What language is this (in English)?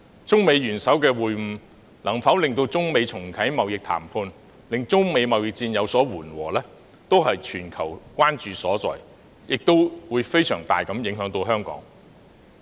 Cantonese